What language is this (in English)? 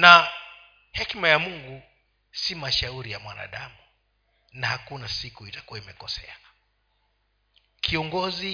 Swahili